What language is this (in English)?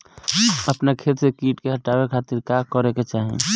Bhojpuri